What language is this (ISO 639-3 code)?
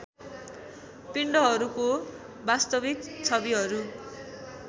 nep